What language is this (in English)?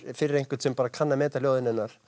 Icelandic